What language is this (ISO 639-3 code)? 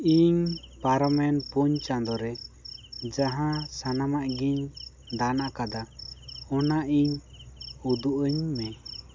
sat